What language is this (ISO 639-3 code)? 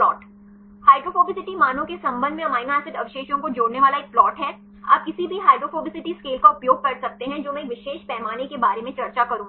hin